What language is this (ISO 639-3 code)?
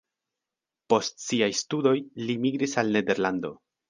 epo